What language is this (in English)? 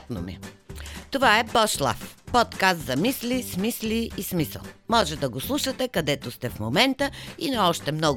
Bulgarian